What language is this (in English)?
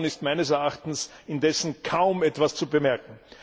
German